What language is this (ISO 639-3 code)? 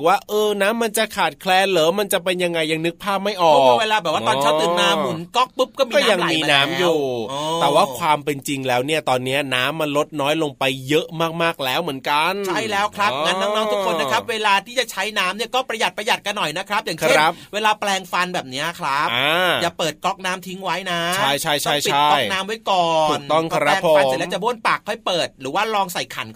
tha